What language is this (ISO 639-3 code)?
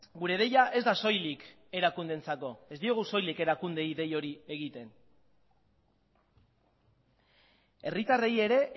eus